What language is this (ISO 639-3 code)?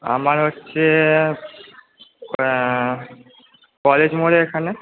ben